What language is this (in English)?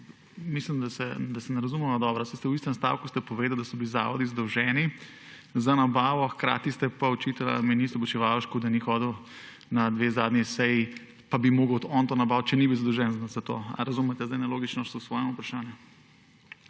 Slovenian